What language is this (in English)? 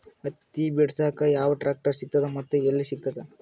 Kannada